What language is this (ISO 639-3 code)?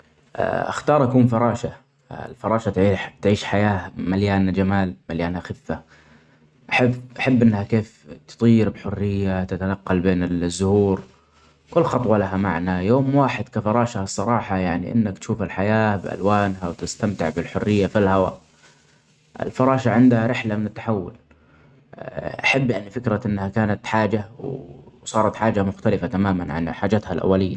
acx